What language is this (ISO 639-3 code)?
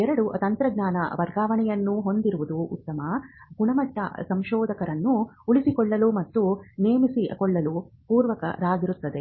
kan